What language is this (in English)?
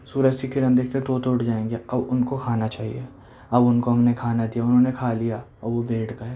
Urdu